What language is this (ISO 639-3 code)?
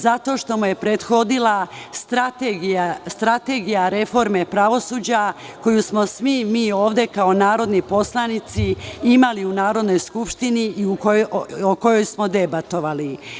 srp